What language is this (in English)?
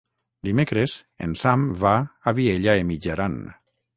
Catalan